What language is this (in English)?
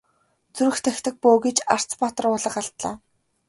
Mongolian